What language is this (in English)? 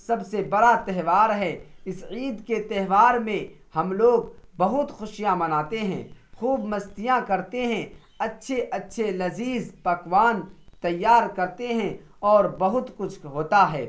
Urdu